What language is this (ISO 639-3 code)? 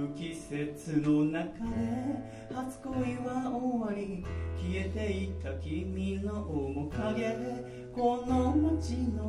jpn